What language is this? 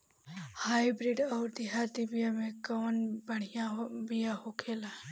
Bhojpuri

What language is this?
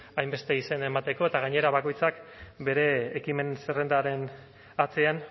Basque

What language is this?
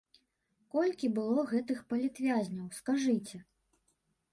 Belarusian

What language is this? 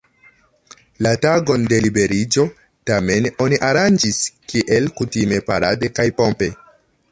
Esperanto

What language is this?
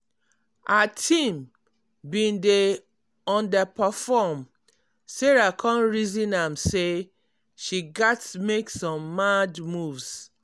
Nigerian Pidgin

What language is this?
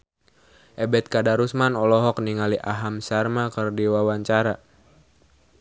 Sundanese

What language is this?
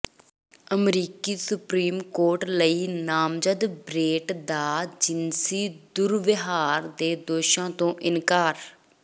Punjabi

